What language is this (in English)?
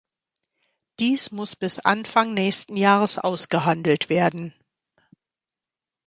German